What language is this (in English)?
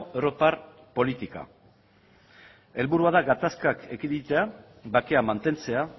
Basque